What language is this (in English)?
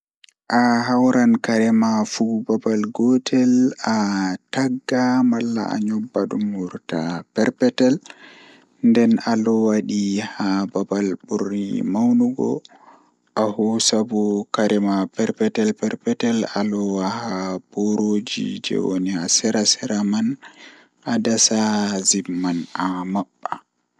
Fula